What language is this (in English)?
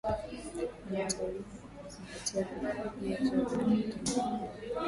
Swahili